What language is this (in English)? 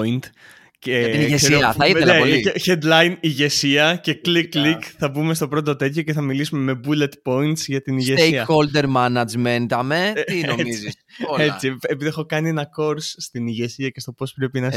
Greek